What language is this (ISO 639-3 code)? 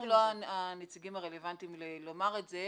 heb